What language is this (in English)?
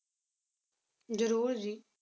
Punjabi